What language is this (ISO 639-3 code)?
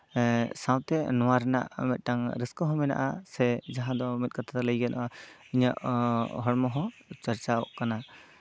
sat